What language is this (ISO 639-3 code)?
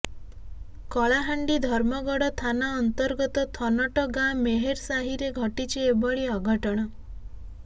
ori